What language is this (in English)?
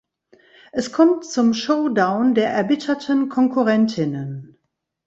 German